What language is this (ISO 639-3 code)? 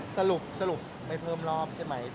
tha